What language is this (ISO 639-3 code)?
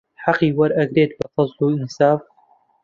ckb